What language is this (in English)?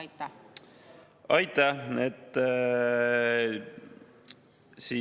Estonian